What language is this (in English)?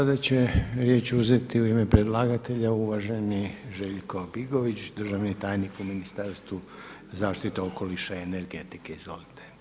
Croatian